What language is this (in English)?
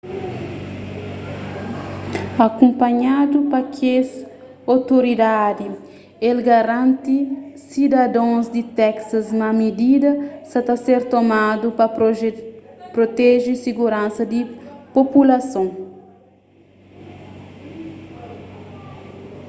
Kabuverdianu